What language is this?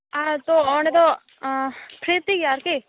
Santali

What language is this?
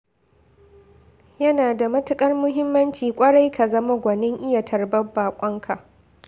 Hausa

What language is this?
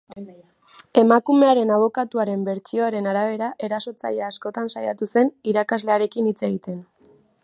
Basque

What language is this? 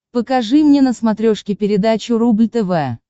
Russian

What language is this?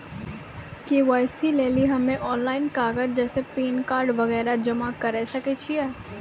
Maithili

